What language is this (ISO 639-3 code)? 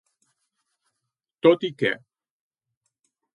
cat